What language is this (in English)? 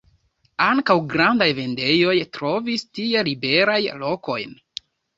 Esperanto